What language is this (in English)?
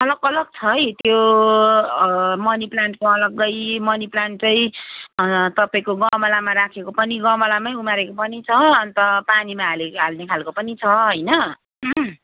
Nepali